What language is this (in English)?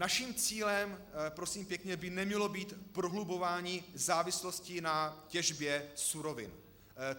Czech